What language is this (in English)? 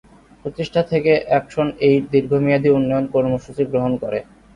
Bangla